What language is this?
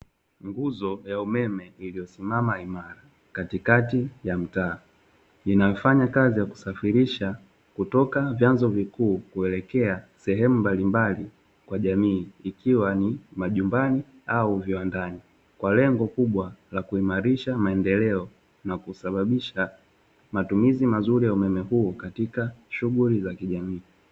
Swahili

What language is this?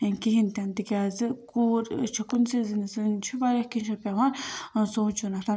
Kashmiri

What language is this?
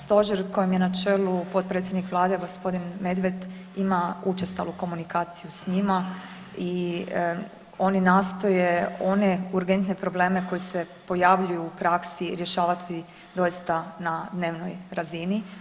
Croatian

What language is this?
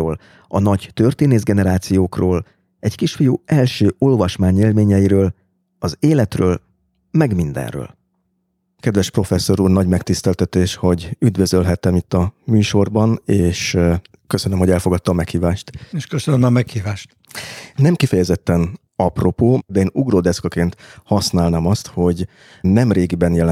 Hungarian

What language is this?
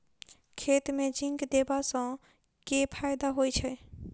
Maithili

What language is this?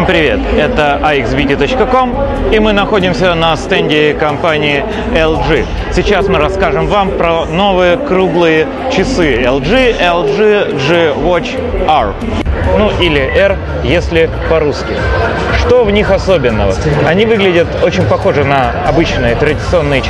Russian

